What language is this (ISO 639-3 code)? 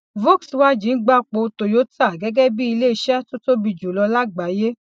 yor